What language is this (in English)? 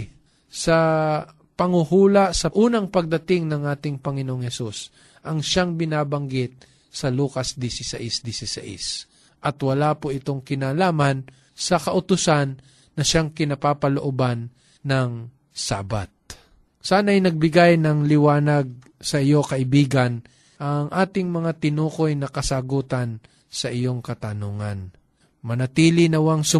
Filipino